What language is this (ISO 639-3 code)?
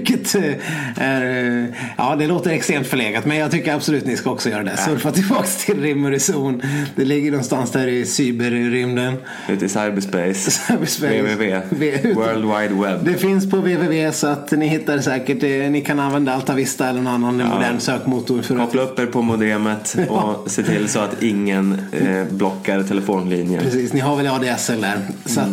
swe